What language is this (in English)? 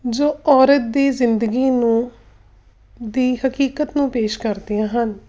Punjabi